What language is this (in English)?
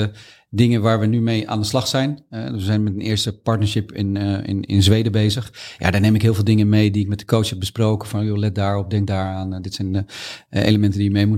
Dutch